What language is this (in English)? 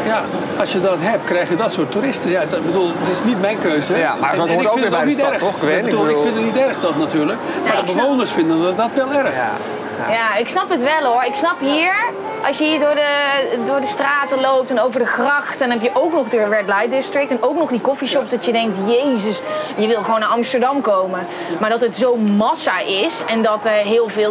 Dutch